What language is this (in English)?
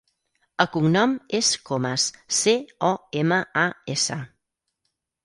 Catalan